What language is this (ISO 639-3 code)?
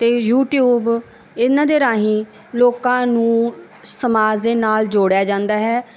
pan